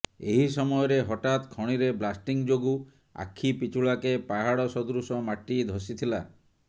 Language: Odia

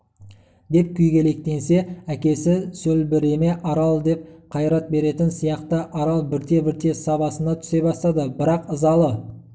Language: Kazakh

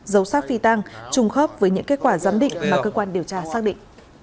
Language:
Vietnamese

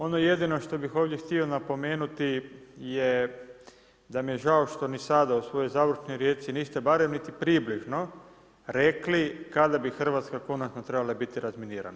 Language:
Croatian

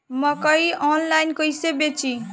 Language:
Bhojpuri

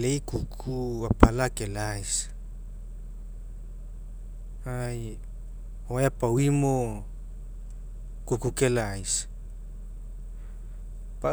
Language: Mekeo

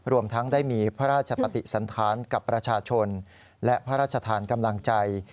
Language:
Thai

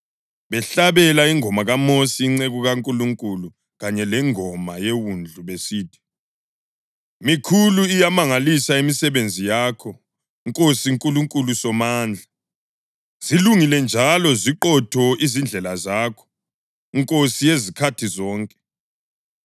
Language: North Ndebele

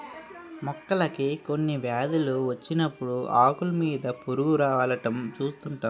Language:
Telugu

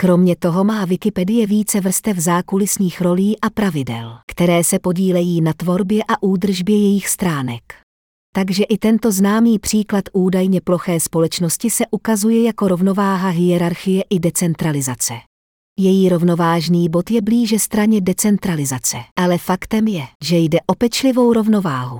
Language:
Czech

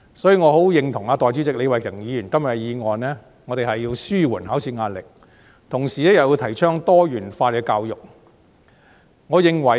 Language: Cantonese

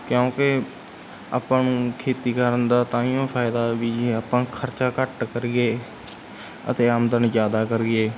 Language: Punjabi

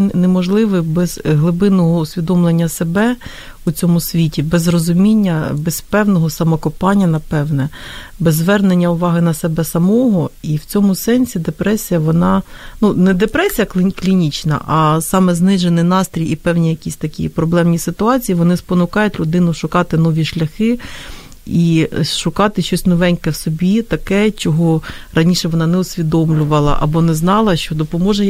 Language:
Ukrainian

